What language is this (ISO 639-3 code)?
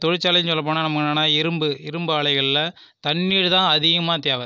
tam